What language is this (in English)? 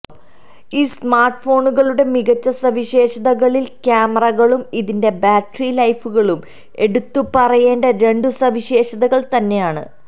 Malayalam